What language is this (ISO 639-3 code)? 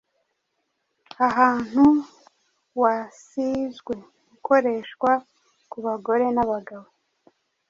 kin